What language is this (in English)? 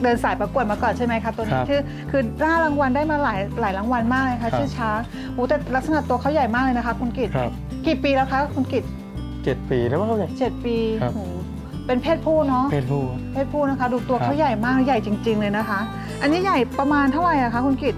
Thai